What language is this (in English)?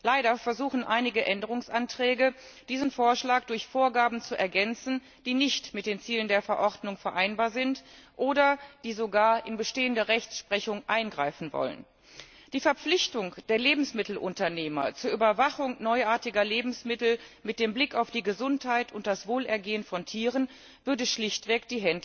German